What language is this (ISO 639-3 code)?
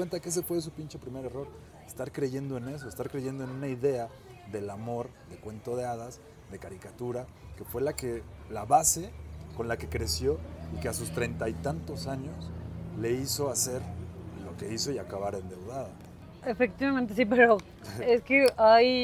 spa